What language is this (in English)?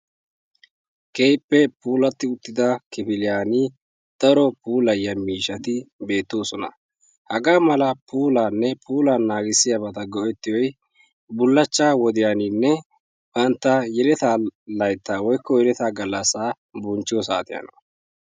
Wolaytta